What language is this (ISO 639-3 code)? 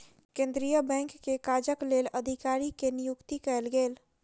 mai